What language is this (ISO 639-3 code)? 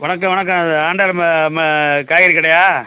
tam